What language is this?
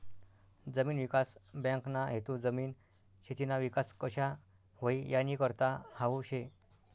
Marathi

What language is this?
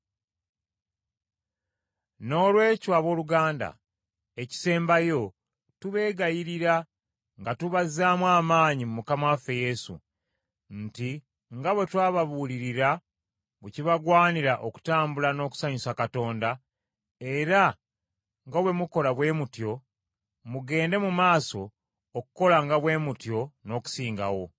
Ganda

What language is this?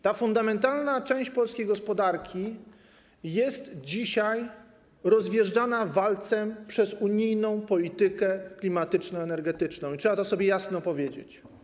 Polish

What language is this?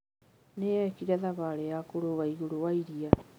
Kikuyu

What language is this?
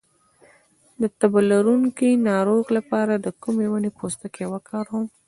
Pashto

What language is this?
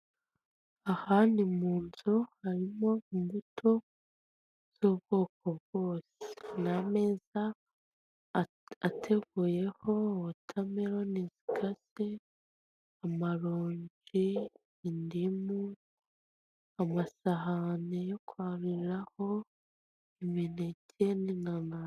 Kinyarwanda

